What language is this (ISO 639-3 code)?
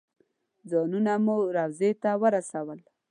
pus